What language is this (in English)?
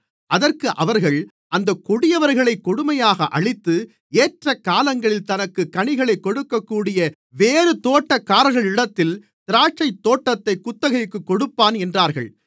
Tamil